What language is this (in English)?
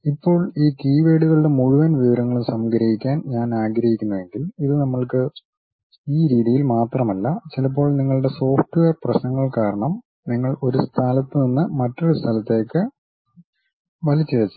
Malayalam